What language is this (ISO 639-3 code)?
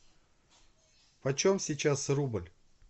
rus